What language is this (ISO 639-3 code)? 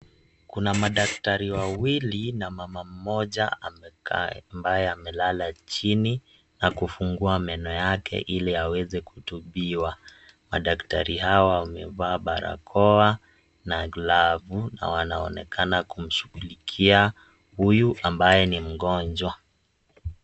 swa